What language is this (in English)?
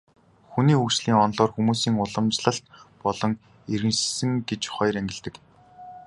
Mongolian